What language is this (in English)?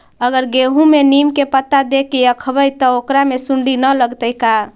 Magahi